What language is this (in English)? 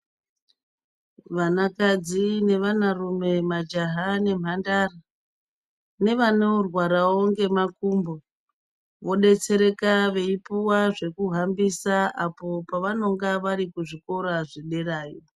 Ndau